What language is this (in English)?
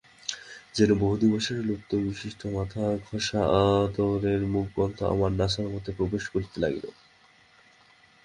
Bangla